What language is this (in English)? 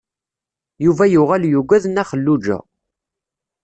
Kabyle